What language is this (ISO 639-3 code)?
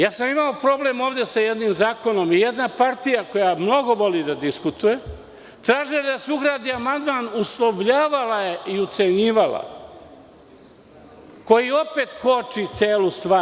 srp